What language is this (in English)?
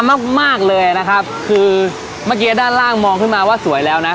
Thai